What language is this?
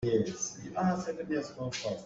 Hakha Chin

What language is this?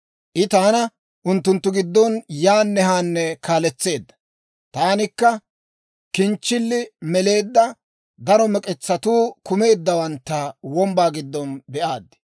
Dawro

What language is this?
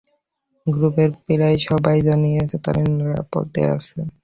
Bangla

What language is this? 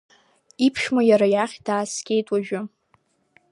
Abkhazian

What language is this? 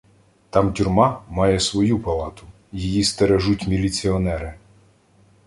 Ukrainian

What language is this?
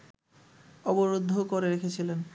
Bangla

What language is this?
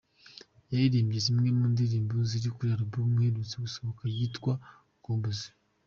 Kinyarwanda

